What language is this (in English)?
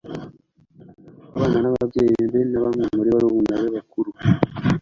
Kinyarwanda